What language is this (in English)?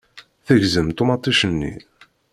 Kabyle